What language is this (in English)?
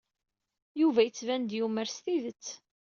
Kabyle